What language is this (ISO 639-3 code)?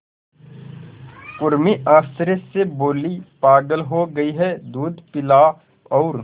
hin